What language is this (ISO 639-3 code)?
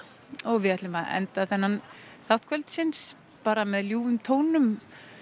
isl